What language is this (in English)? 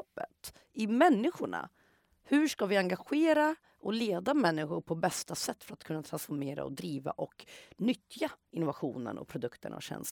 Swedish